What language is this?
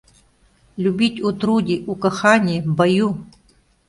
Mari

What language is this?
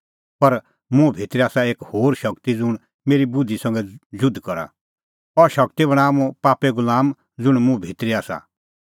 Kullu Pahari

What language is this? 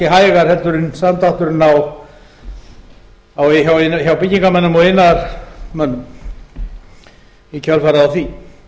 Icelandic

